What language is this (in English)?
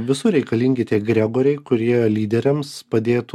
Lithuanian